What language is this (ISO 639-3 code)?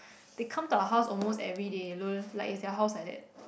eng